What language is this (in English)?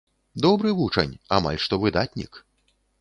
Belarusian